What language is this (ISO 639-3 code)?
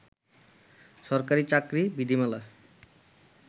ben